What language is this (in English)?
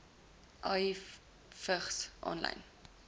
Afrikaans